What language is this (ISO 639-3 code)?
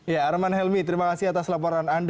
ind